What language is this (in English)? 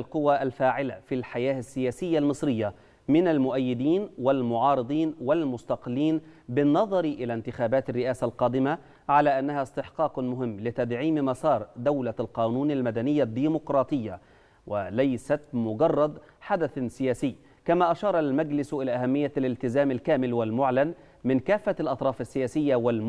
Arabic